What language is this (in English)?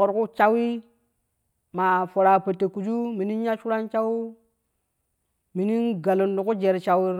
Kushi